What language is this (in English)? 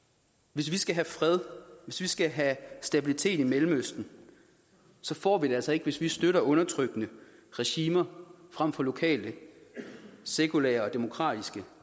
Danish